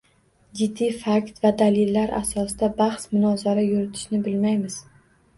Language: Uzbek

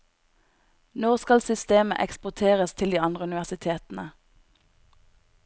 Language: Norwegian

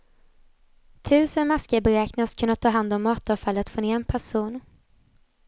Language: Swedish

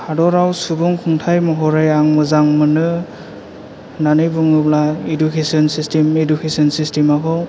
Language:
Bodo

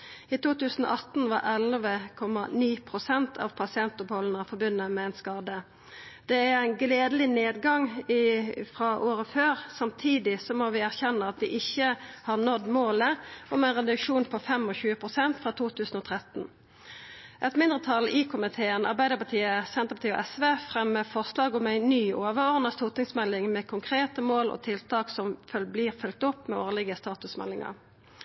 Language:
Norwegian Nynorsk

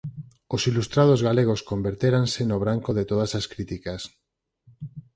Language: Galician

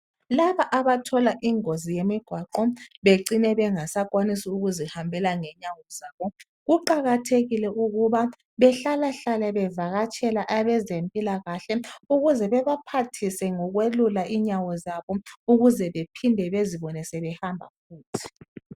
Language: North Ndebele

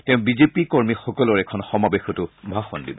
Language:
Assamese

